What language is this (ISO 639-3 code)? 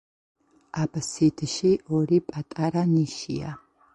kat